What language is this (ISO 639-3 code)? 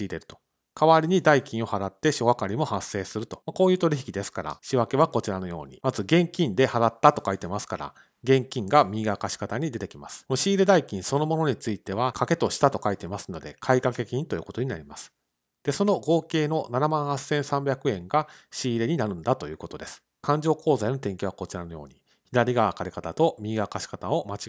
jpn